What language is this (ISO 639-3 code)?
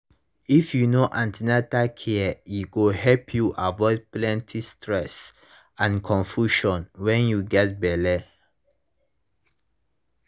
pcm